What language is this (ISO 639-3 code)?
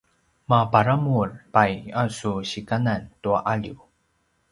pwn